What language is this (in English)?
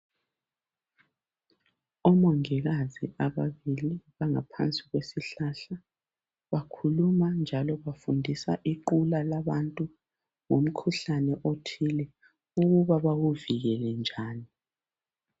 North Ndebele